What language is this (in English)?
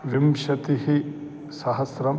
Sanskrit